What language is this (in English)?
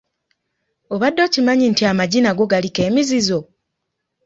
Ganda